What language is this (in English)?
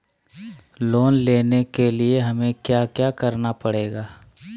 Magahi